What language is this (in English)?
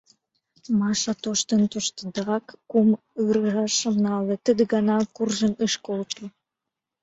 Mari